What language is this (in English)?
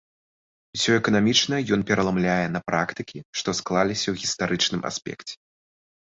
Belarusian